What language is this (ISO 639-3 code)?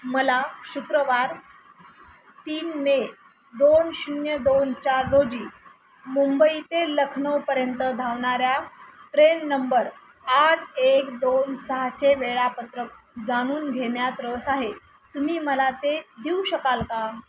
mar